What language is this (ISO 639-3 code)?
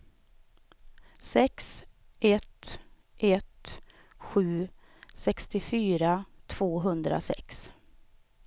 swe